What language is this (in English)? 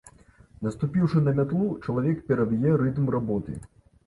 Belarusian